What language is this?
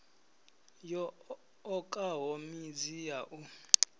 Venda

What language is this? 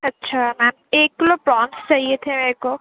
Urdu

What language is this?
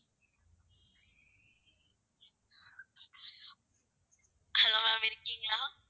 Tamil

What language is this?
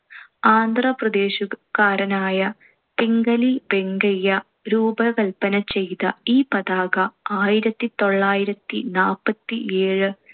Malayalam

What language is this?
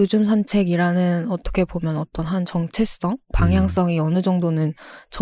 Korean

